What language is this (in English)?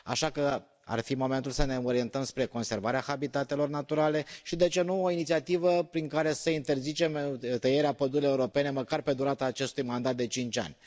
Romanian